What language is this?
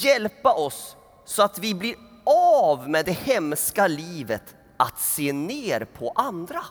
Swedish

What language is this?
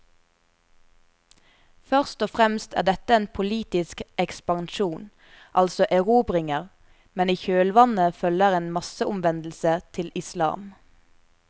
Norwegian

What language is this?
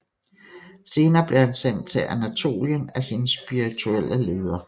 Danish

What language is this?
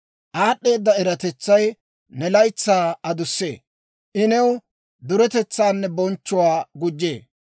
Dawro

